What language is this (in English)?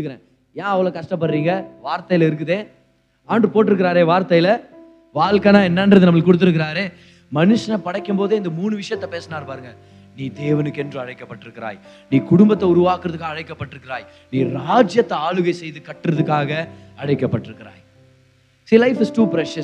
Tamil